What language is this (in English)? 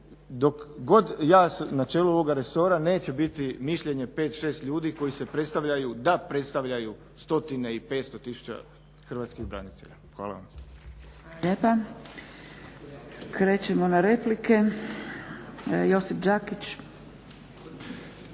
Croatian